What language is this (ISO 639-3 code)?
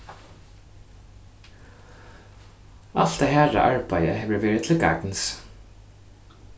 fao